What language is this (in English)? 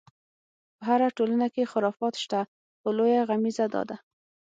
Pashto